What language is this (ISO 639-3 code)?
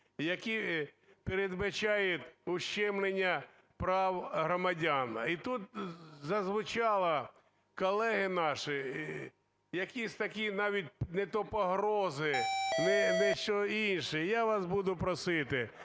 ukr